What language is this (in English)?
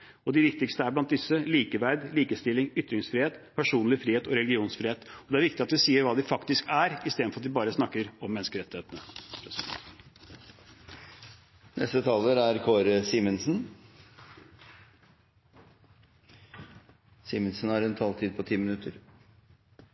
Norwegian Bokmål